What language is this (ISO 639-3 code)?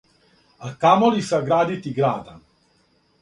srp